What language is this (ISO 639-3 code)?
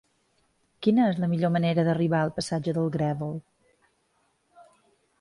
cat